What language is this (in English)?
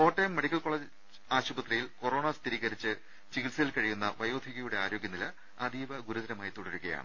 Malayalam